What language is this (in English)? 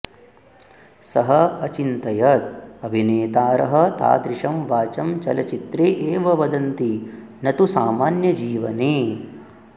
Sanskrit